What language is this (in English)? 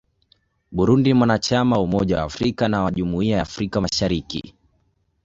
Swahili